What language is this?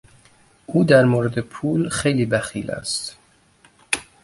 Persian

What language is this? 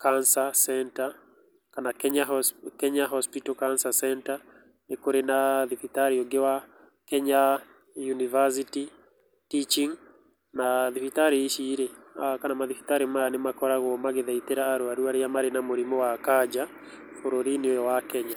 Kikuyu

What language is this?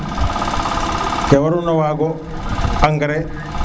Serer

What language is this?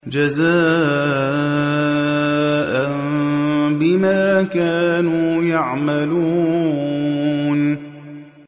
Arabic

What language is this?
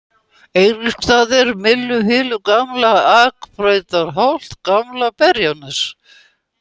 Icelandic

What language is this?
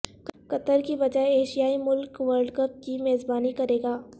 Urdu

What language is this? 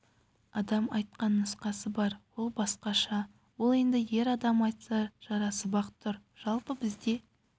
Kazakh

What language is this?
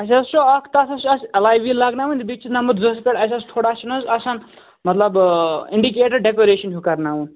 Kashmiri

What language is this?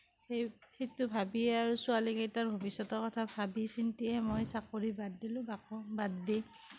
Assamese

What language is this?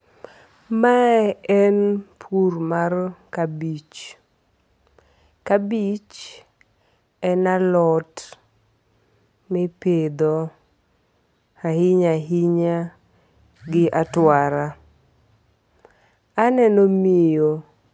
Luo (Kenya and Tanzania)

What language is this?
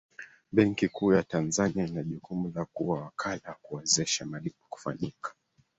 Swahili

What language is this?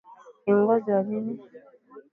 Swahili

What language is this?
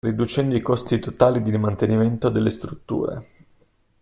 Italian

